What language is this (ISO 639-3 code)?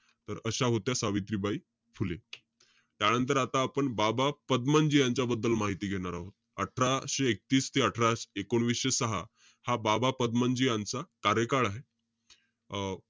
mar